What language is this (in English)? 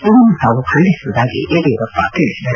Kannada